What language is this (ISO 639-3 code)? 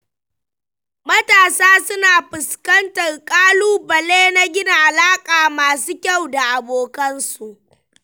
hau